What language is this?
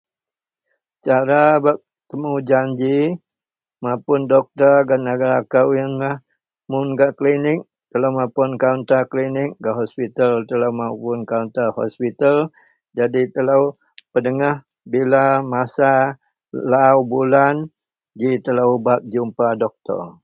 Central Melanau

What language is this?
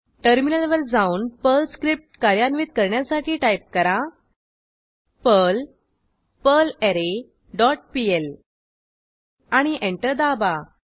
Marathi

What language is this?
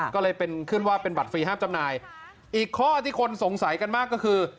Thai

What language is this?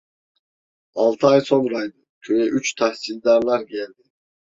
Turkish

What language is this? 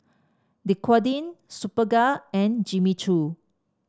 English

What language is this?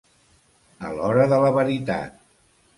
Catalan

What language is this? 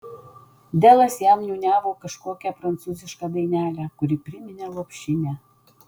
Lithuanian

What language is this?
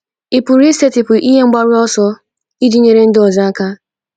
Igbo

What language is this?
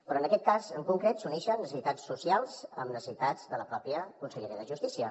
Catalan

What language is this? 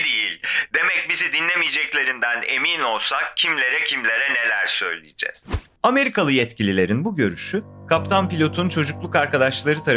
Turkish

